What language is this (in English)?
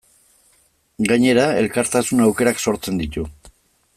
Basque